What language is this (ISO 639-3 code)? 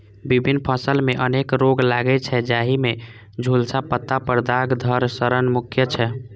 mai